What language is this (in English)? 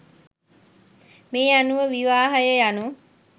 Sinhala